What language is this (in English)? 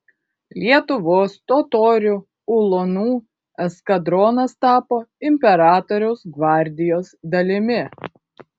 Lithuanian